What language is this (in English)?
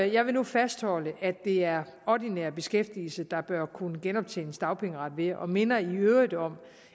Danish